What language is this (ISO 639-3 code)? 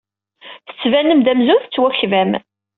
kab